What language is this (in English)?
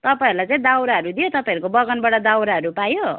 Nepali